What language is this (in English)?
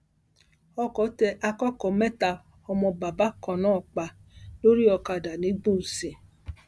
Yoruba